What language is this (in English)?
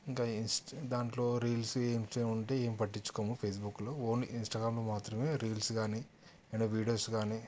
Telugu